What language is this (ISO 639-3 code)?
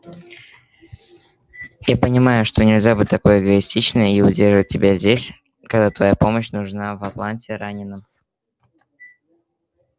rus